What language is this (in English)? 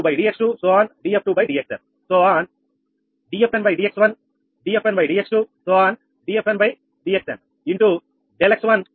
Telugu